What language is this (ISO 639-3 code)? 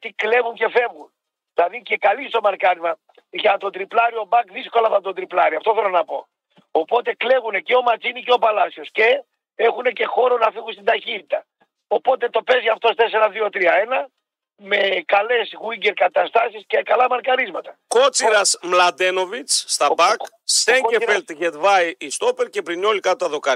ell